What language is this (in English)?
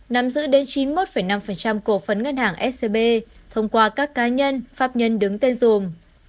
Vietnamese